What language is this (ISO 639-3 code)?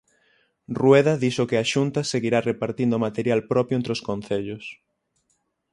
glg